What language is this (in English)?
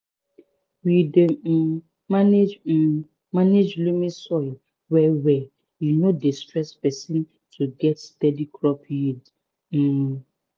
Nigerian Pidgin